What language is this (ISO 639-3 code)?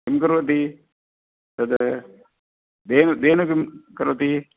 san